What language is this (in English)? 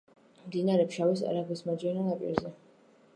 Georgian